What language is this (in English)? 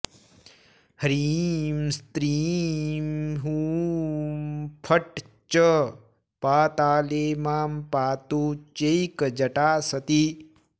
Sanskrit